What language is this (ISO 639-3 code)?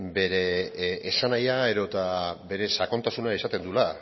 eus